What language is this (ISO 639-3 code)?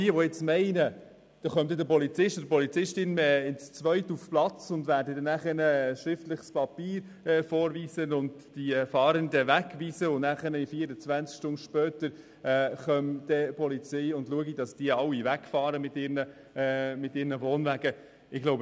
gsw